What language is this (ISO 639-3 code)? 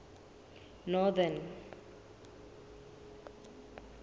sot